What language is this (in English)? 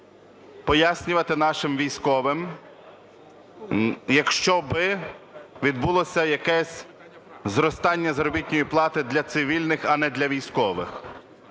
Ukrainian